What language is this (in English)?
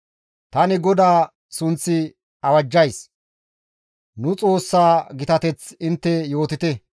Gamo